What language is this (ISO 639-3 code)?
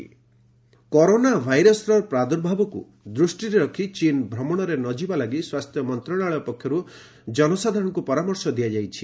ori